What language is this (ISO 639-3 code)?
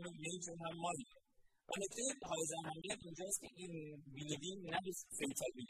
fas